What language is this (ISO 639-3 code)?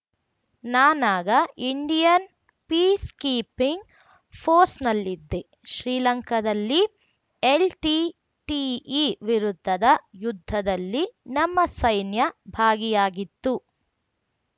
kan